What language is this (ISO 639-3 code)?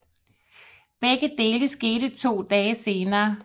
dan